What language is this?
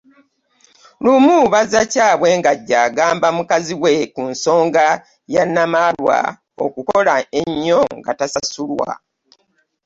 Ganda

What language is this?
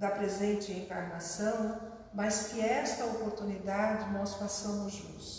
Portuguese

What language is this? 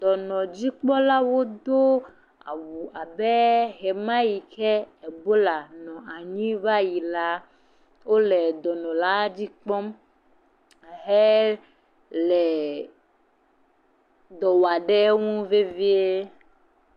Ewe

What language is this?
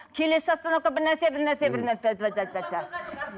Kazakh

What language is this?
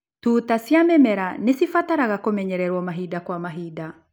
Kikuyu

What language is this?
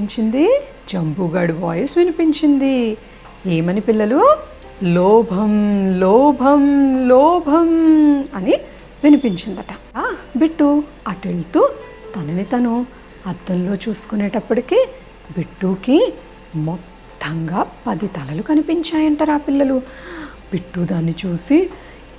Telugu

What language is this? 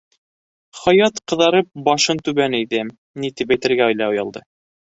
Bashkir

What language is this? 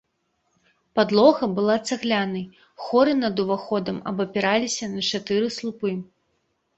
Belarusian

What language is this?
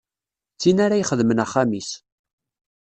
Kabyle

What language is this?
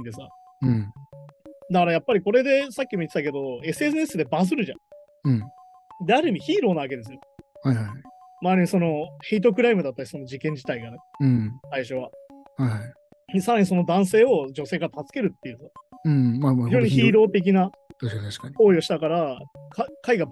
Japanese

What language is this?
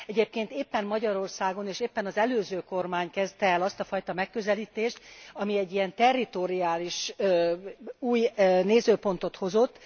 Hungarian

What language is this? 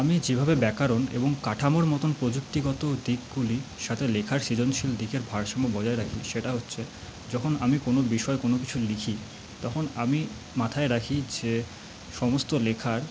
Bangla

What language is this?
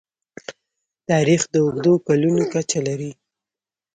Pashto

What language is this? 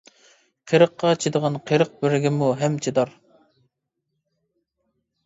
Uyghur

